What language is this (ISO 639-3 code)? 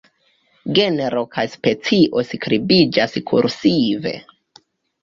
epo